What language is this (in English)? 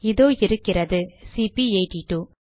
Tamil